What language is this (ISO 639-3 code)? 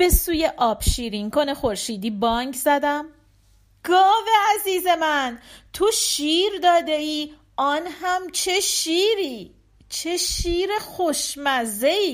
fas